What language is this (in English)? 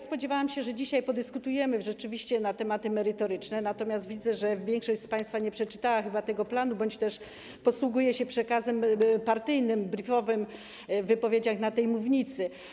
Polish